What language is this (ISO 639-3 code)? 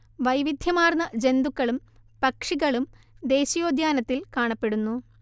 mal